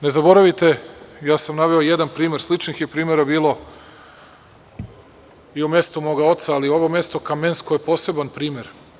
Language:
Serbian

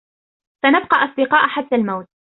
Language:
Arabic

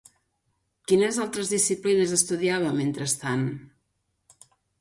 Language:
Catalan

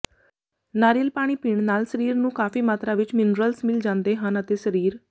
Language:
Punjabi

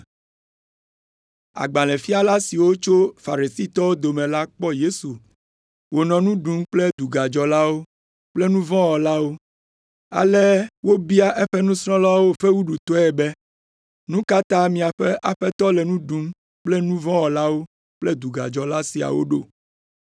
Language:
Ewe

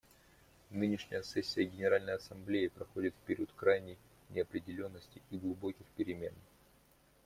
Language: Russian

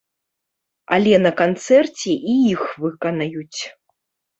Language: Belarusian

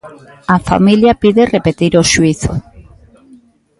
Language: Galician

